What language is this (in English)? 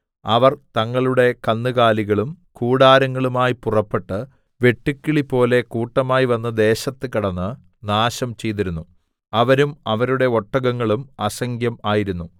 Malayalam